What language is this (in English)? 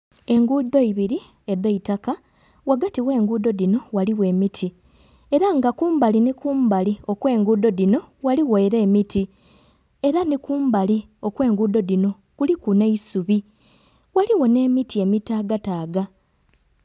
Soga